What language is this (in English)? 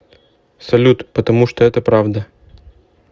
Russian